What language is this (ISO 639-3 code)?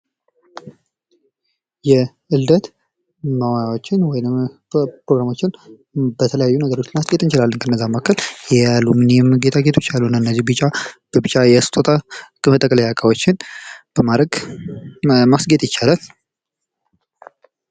amh